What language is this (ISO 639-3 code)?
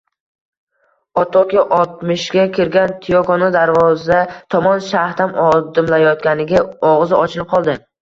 uzb